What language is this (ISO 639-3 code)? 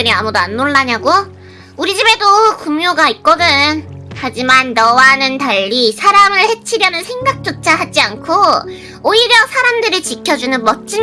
kor